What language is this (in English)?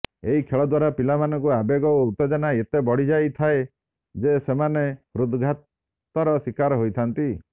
Odia